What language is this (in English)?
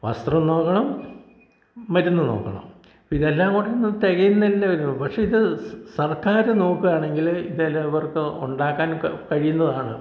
Malayalam